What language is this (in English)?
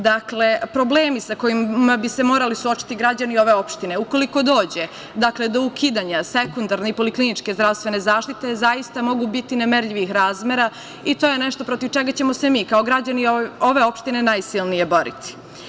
Serbian